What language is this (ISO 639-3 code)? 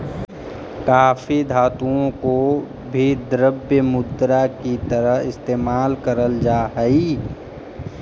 mag